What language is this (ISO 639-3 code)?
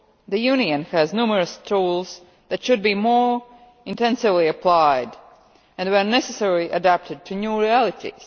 eng